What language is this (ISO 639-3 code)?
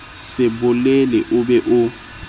sot